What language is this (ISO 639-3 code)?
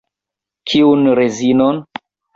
epo